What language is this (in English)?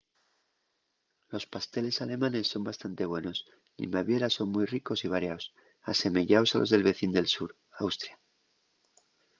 Asturian